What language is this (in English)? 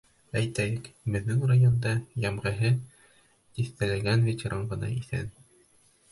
Bashkir